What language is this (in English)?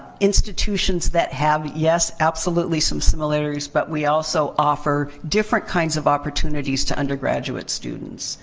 English